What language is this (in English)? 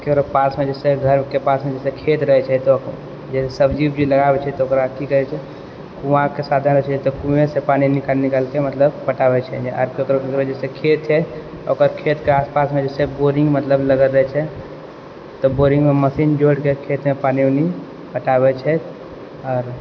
Maithili